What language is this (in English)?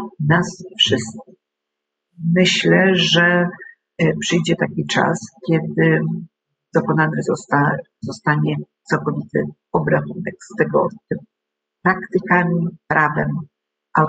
Polish